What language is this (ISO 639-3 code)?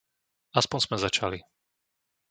slk